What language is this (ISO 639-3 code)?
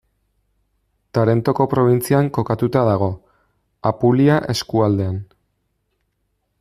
eus